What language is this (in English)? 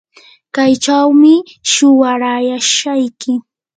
Yanahuanca Pasco Quechua